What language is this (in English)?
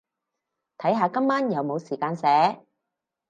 Cantonese